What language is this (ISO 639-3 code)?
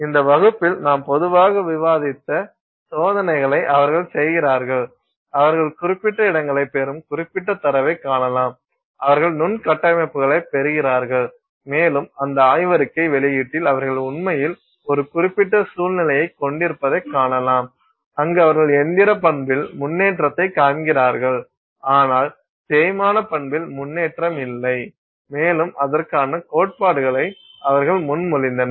tam